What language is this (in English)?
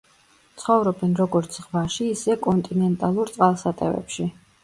Georgian